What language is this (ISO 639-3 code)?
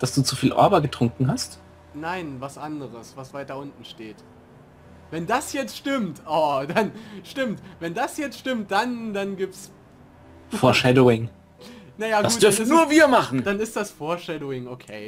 deu